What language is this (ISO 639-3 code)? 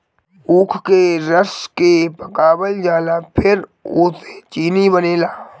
bho